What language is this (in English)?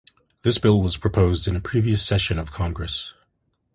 English